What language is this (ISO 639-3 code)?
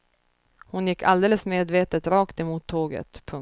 swe